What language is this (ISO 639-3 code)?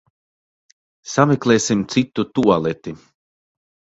lav